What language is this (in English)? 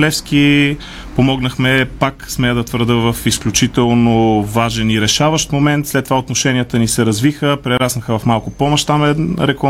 Bulgarian